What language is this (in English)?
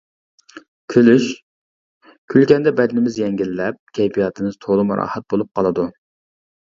Uyghur